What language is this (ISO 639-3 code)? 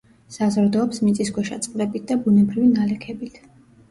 kat